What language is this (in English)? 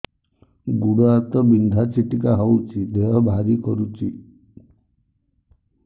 Odia